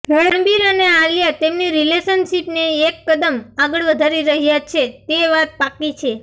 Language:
Gujarati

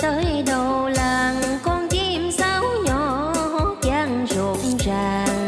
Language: Vietnamese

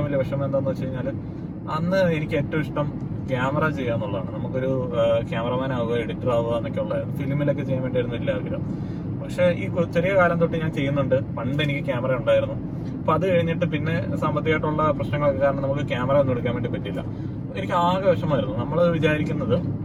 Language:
Malayalam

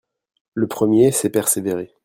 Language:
French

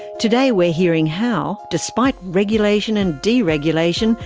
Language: English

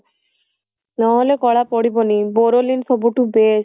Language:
Odia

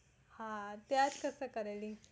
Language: Gujarati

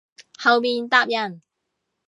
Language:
Cantonese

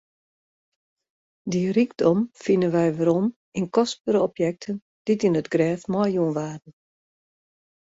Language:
Western Frisian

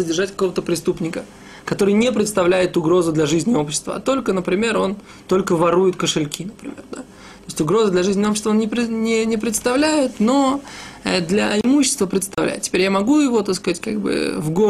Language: Russian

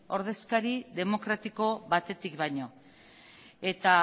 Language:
Basque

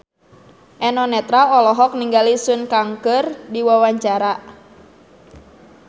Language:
Sundanese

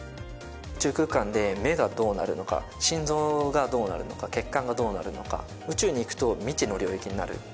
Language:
Japanese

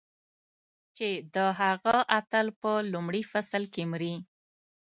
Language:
Pashto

